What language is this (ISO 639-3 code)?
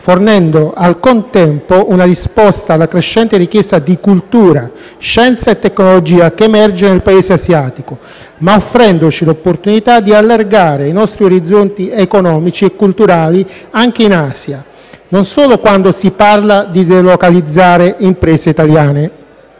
ita